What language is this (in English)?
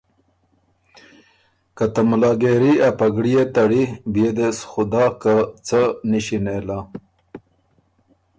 Ormuri